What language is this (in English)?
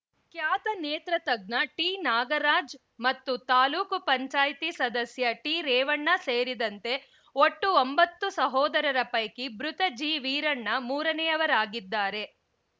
Kannada